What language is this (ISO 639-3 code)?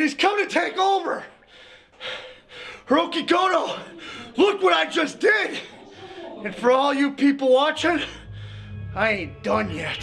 jpn